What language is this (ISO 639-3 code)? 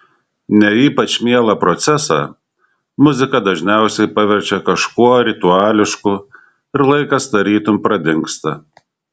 lit